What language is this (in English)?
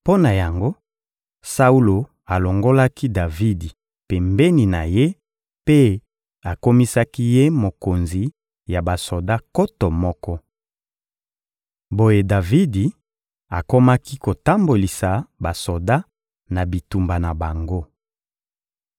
Lingala